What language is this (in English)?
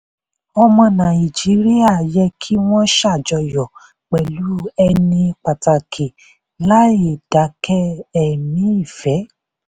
Yoruba